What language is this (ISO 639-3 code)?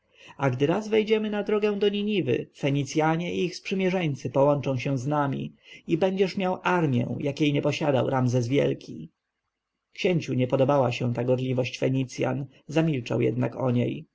pol